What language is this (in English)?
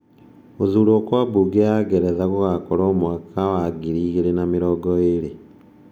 Kikuyu